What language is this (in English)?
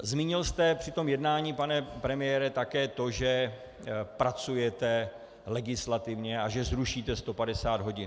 Czech